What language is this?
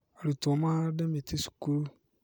Kikuyu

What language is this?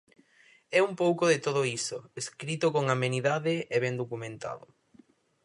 Galician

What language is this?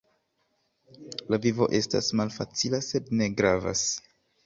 Esperanto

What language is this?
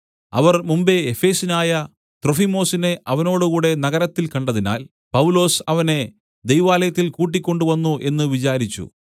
Malayalam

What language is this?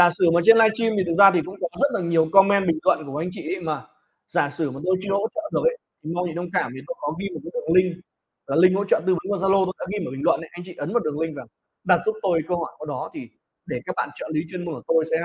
Vietnamese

